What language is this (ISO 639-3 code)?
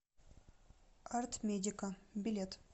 rus